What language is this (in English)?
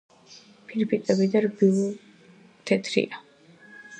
Georgian